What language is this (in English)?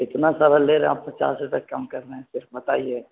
Urdu